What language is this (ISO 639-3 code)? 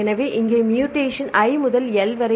tam